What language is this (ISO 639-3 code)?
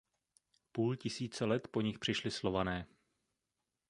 ces